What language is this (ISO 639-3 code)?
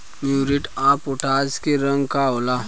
bho